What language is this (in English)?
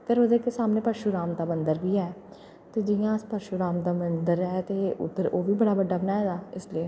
Dogri